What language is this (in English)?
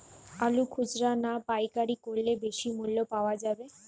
Bangla